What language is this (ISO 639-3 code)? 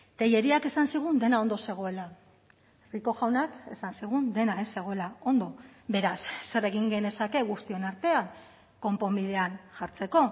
eus